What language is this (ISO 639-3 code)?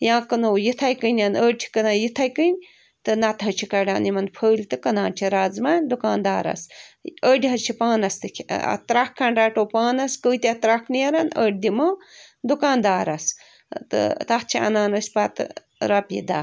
kas